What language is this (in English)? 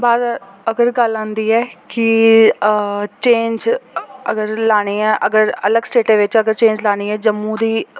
Dogri